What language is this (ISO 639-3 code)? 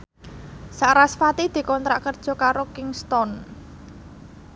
jav